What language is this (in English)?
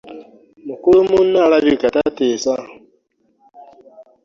Ganda